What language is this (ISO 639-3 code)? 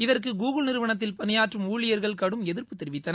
tam